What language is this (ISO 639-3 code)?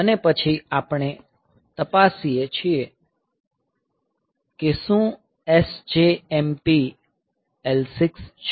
guj